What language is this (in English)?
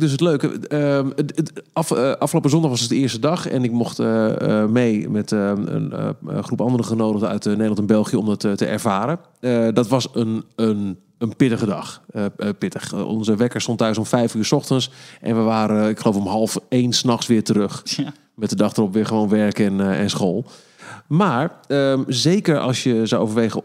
Dutch